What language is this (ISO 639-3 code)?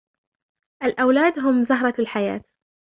ara